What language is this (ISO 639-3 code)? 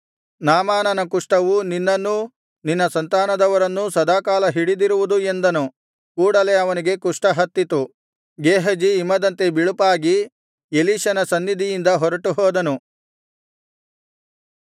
kan